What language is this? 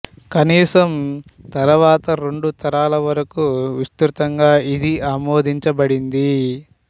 Telugu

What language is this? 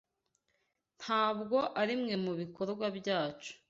Kinyarwanda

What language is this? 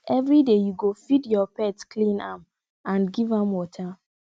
Nigerian Pidgin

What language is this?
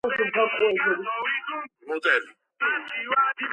Georgian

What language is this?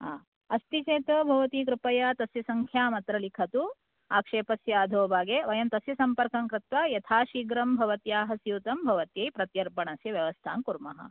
Sanskrit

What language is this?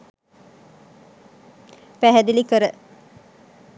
Sinhala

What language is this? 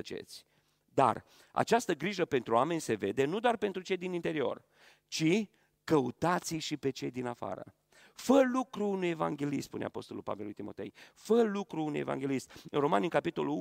Romanian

